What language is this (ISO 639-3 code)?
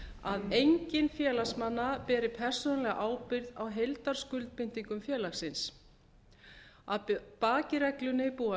isl